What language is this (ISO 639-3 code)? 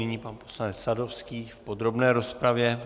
ces